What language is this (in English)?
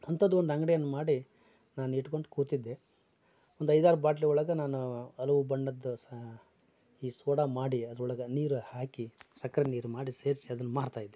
Kannada